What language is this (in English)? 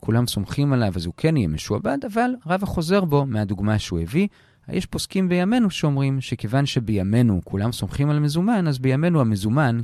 Hebrew